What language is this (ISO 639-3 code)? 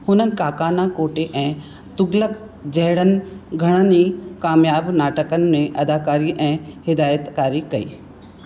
snd